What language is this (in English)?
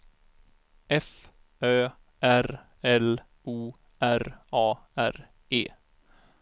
Swedish